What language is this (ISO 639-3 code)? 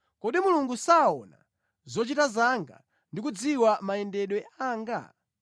nya